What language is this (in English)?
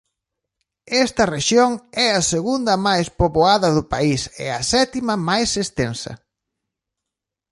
Galician